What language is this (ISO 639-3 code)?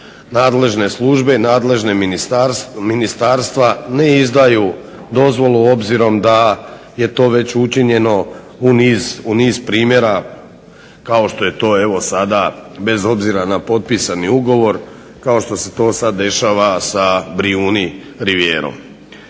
hrv